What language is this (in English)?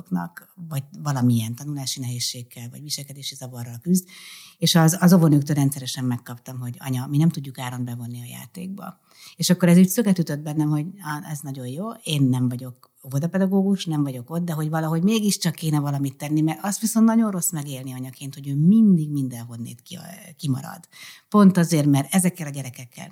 Hungarian